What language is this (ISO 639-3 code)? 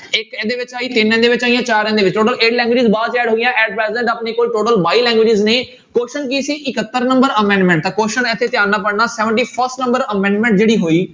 pan